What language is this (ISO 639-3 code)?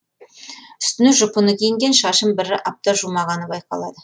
kaz